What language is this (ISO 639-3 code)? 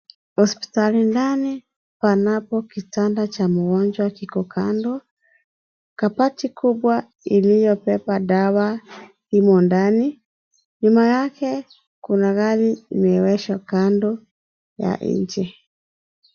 swa